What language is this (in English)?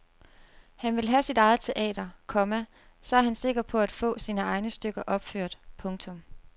Danish